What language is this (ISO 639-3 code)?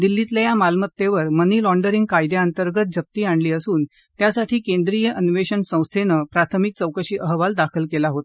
mar